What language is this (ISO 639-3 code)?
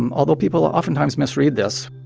eng